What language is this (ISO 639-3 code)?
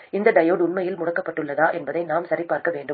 tam